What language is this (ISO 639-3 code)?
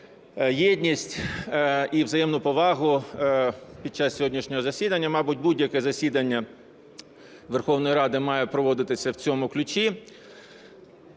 ukr